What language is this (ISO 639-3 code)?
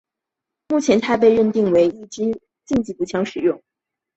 zho